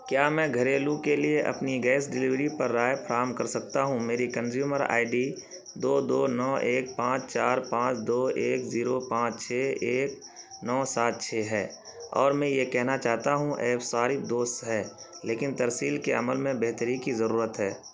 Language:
Urdu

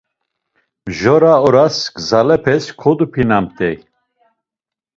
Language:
Laz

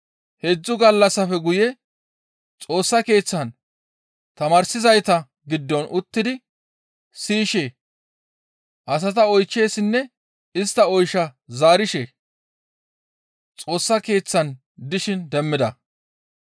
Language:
Gamo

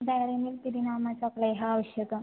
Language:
Sanskrit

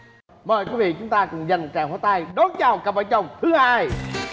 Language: Vietnamese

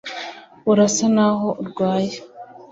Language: Kinyarwanda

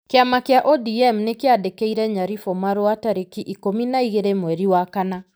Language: Kikuyu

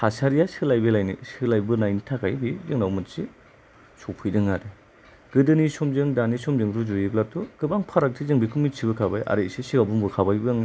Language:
Bodo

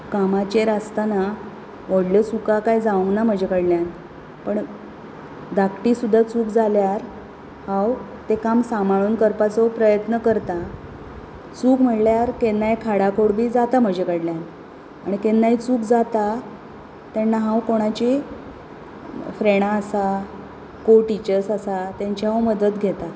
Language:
Konkani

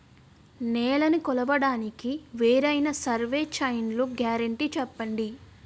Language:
Telugu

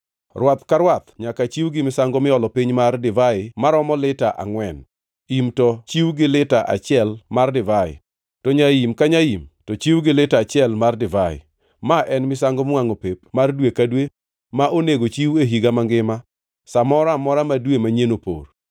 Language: Luo (Kenya and Tanzania)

